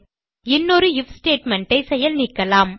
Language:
Tamil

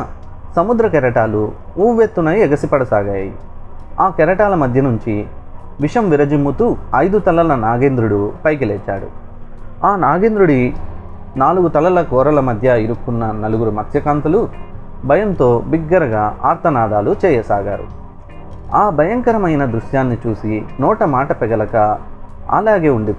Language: Telugu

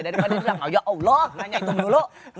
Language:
Indonesian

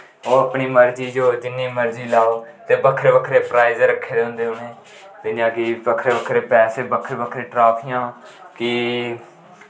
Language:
Dogri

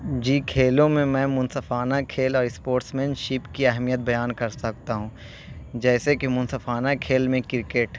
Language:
Urdu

